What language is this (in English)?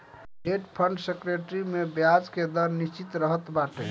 Bhojpuri